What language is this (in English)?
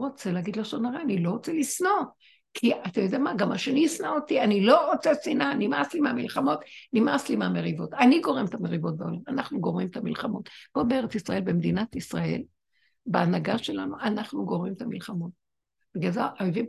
Hebrew